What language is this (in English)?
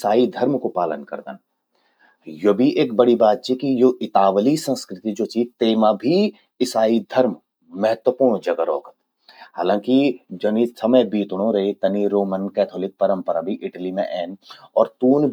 Garhwali